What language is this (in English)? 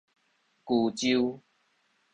Min Nan Chinese